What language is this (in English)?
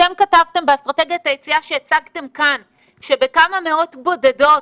Hebrew